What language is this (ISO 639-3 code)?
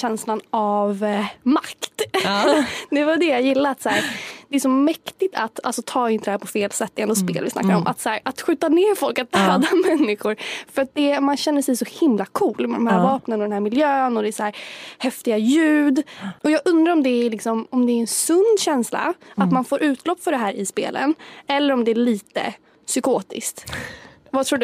swe